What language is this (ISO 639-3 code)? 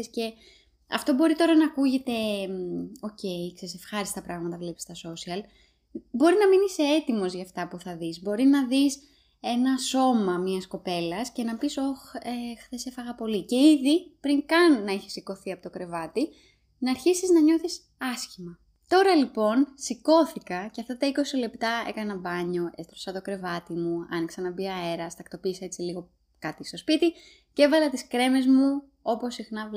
ell